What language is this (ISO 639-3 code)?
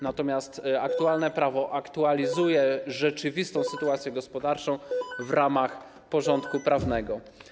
pol